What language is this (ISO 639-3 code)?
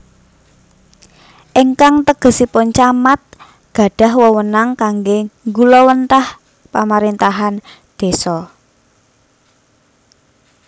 jav